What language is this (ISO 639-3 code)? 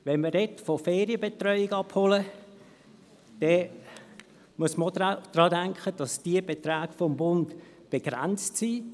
gsw